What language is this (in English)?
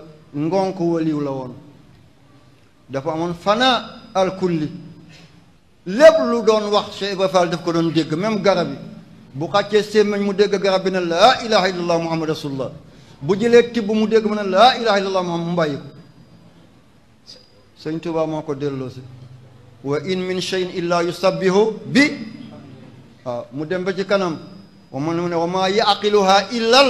French